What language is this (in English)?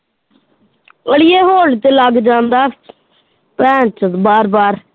Punjabi